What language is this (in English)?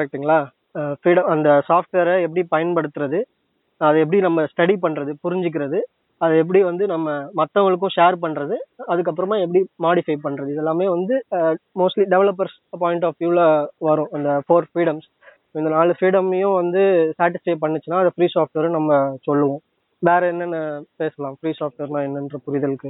Tamil